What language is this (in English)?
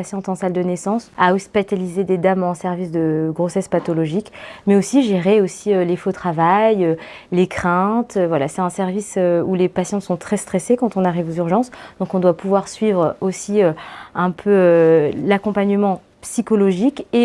French